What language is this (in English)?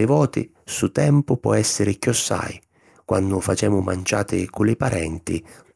Sicilian